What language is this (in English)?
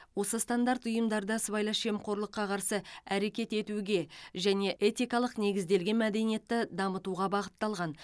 Kazakh